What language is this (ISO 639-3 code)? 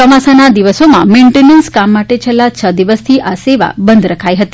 guj